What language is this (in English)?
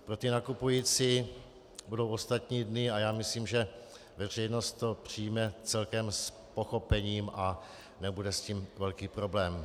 Czech